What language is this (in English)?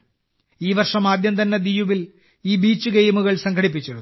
Malayalam